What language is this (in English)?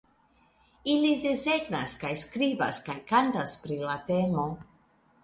Esperanto